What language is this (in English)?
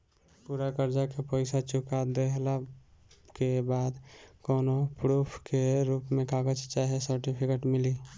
Bhojpuri